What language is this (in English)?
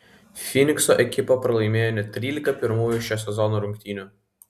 Lithuanian